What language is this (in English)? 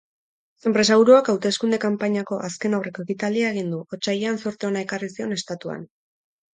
Basque